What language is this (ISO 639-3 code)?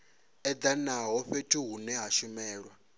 ven